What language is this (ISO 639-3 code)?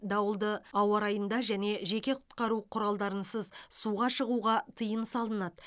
kaz